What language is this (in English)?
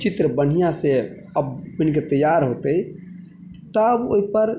Maithili